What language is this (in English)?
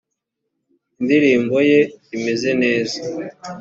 Kinyarwanda